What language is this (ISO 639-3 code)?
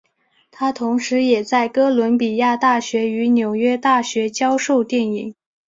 zho